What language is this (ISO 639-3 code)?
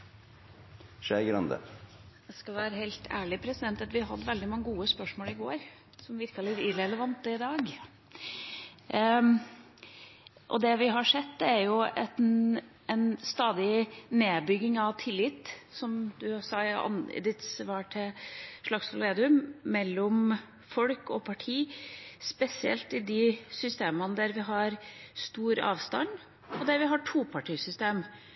nor